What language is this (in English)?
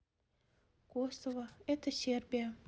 Russian